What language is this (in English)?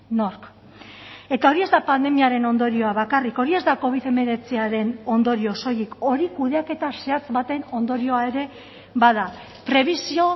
Basque